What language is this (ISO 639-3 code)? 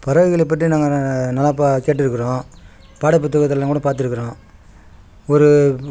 tam